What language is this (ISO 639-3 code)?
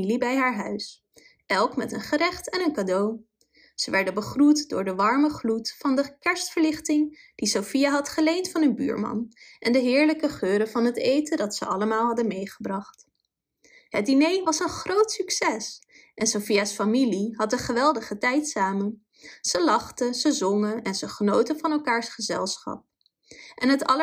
nld